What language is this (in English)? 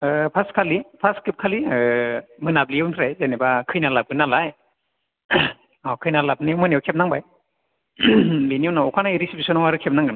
Bodo